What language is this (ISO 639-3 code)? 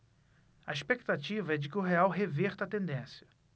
por